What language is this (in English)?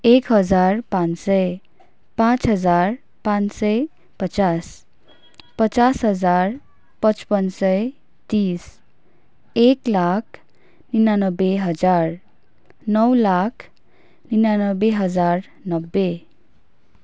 Nepali